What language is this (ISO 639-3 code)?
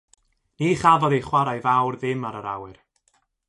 cym